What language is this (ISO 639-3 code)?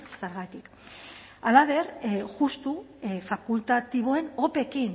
eus